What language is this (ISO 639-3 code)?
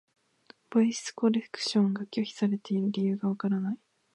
jpn